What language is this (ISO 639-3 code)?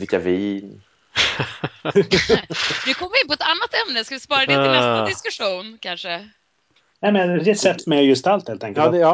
swe